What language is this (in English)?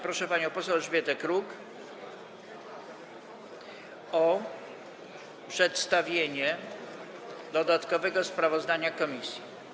Polish